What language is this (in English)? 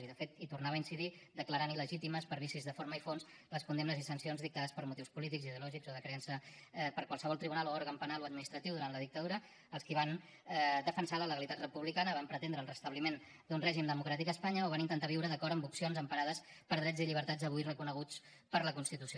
Catalan